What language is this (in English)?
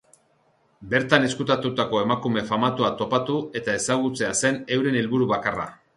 Basque